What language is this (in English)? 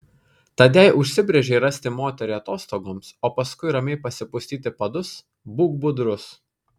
Lithuanian